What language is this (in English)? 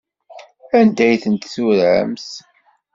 Kabyle